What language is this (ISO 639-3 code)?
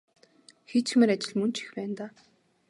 mon